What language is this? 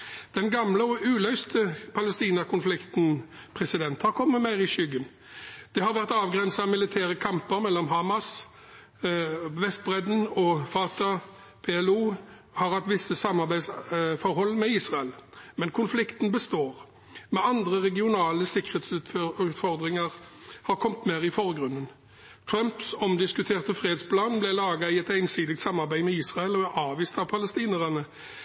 Norwegian Bokmål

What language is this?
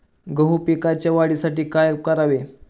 Marathi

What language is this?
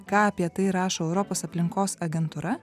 Lithuanian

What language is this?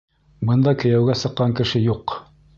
Bashkir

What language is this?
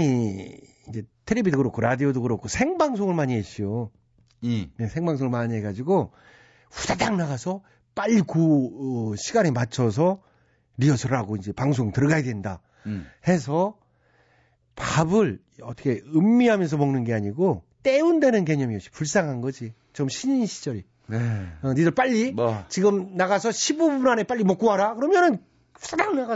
Korean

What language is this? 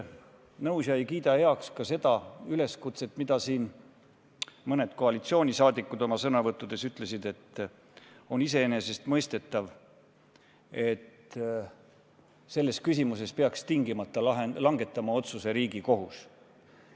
Estonian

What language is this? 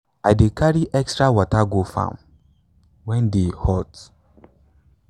Nigerian Pidgin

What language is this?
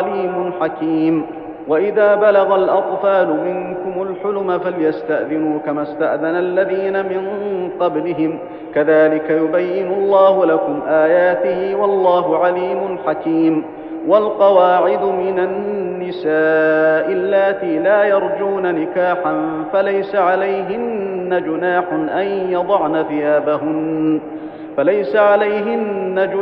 Arabic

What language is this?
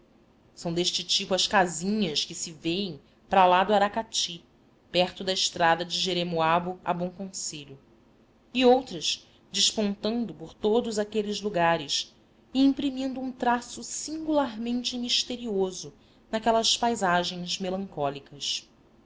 Portuguese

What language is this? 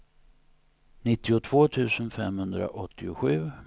Swedish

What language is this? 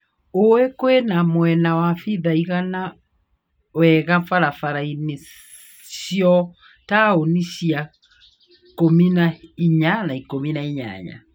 Kikuyu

